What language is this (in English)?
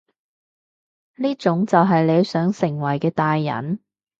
Cantonese